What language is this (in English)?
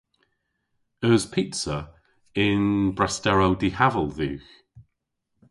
Cornish